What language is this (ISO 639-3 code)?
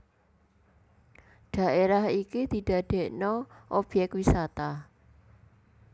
jav